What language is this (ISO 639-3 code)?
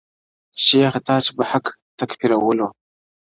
pus